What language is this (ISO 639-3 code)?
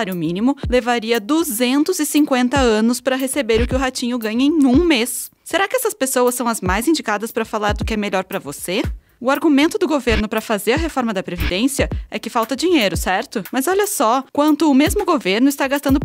por